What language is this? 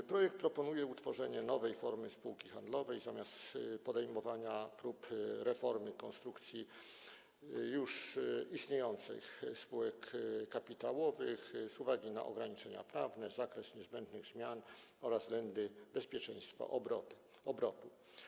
Polish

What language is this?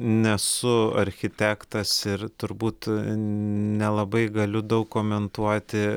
Lithuanian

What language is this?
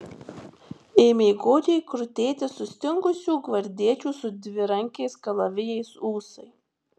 Lithuanian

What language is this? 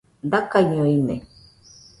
Nüpode Huitoto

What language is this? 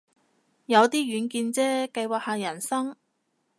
Cantonese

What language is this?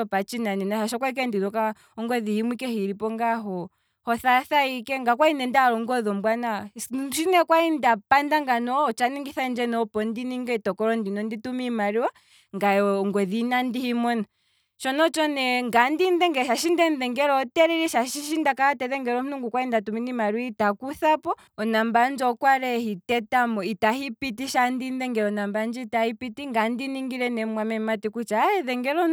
Kwambi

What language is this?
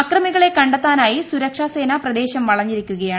Malayalam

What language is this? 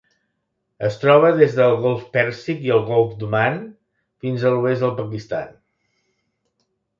Catalan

